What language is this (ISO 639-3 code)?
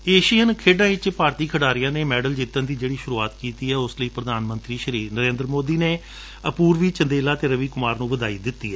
pan